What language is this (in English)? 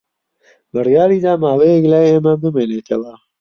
Central Kurdish